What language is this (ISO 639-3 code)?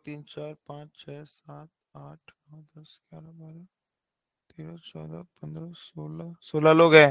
hin